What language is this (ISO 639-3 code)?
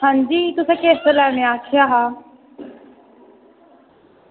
doi